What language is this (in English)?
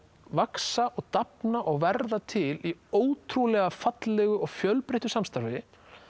Icelandic